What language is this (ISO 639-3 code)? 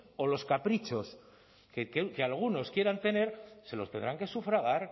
spa